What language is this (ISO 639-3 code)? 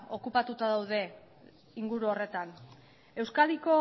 eus